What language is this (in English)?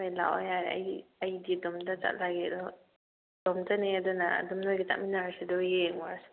Manipuri